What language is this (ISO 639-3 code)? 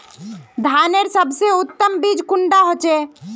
mag